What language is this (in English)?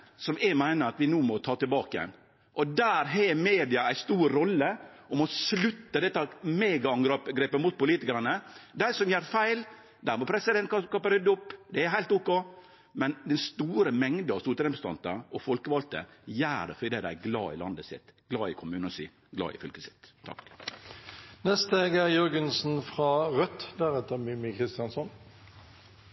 Norwegian Nynorsk